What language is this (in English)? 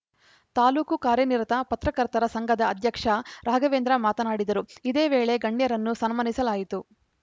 Kannada